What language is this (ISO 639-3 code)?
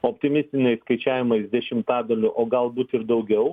lit